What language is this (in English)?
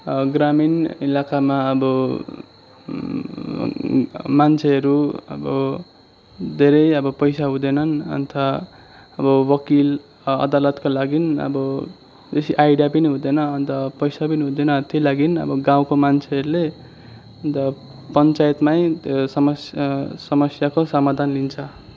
Nepali